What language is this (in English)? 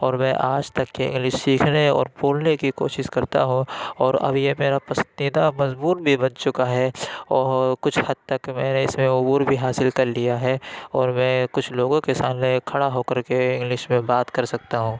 Urdu